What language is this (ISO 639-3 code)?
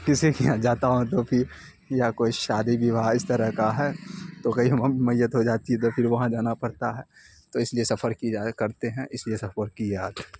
urd